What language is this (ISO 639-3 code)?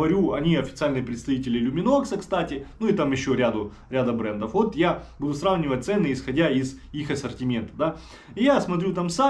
rus